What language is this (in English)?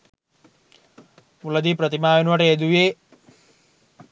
Sinhala